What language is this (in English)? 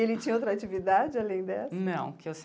Portuguese